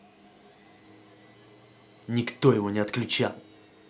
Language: Russian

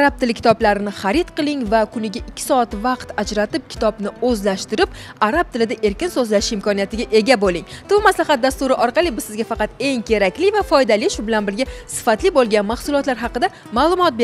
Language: Turkish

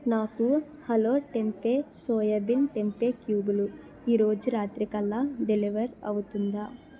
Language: Telugu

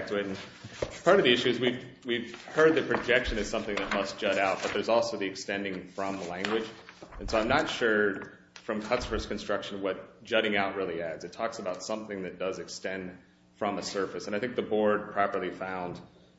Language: English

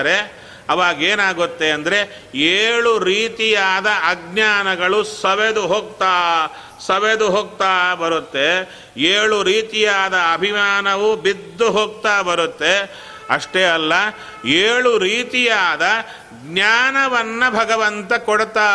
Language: Kannada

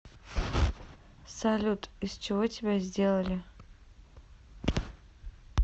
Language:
Russian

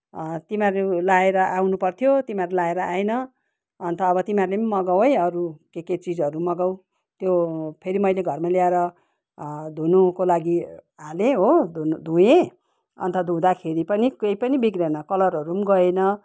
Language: Nepali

